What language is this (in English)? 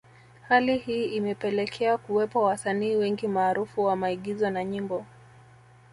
Swahili